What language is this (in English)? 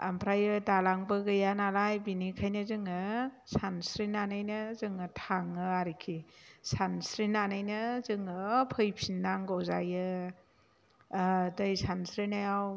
Bodo